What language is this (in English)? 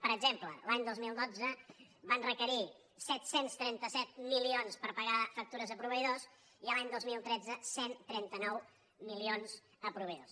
Catalan